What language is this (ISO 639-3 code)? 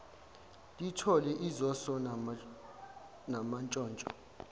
zul